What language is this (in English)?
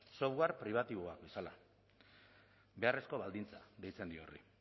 Basque